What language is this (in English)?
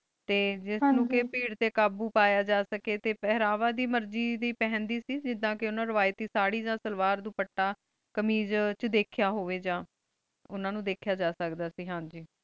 Punjabi